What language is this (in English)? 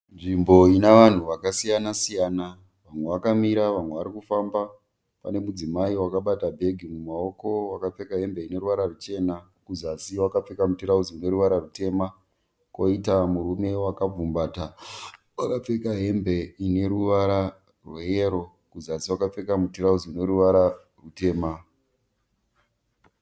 Shona